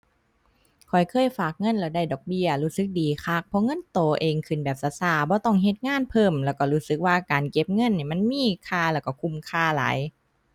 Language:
Thai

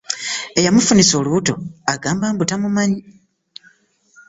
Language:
Ganda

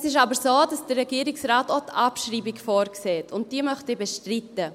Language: Swiss German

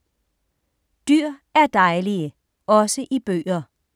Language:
Danish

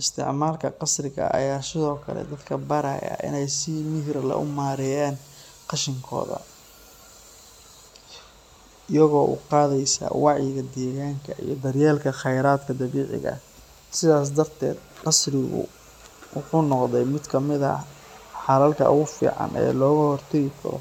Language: Somali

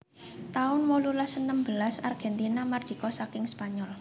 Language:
Javanese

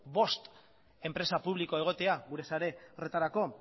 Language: Basque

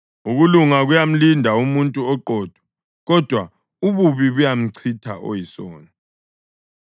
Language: North Ndebele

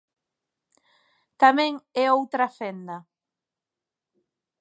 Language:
Galician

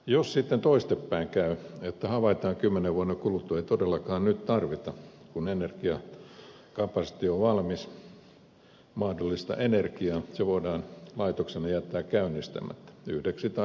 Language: Finnish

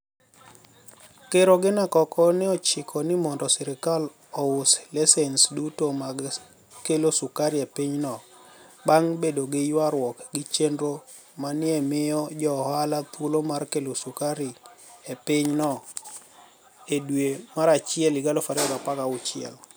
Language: Luo (Kenya and Tanzania)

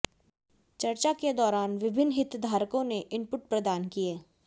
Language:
Hindi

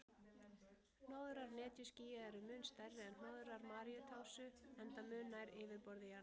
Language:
Icelandic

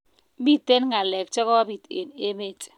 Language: Kalenjin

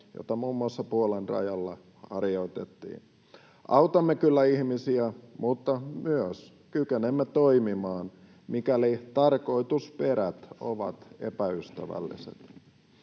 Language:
Finnish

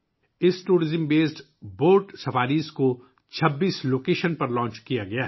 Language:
Urdu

